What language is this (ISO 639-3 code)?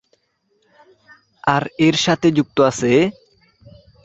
ben